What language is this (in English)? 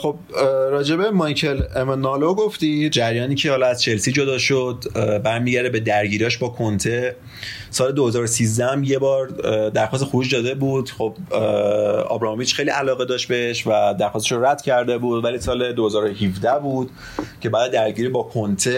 Persian